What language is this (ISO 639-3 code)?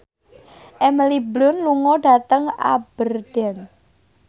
jav